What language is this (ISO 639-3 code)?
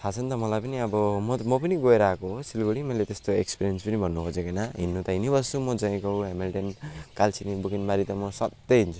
nep